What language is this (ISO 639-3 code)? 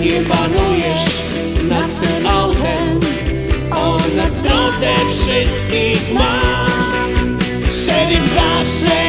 pol